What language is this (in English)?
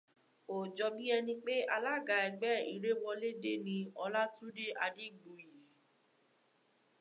Yoruba